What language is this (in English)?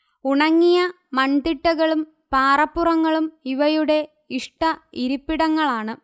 Malayalam